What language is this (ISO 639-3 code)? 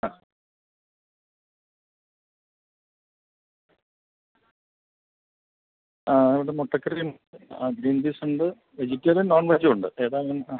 mal